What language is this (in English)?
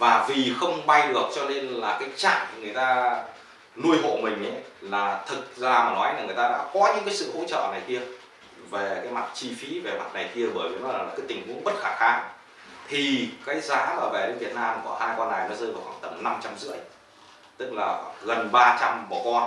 Vietnamese